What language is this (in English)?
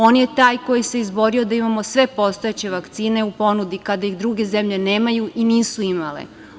Serbian